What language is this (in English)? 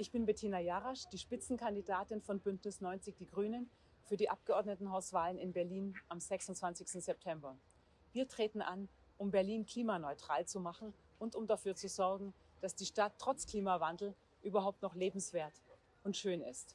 German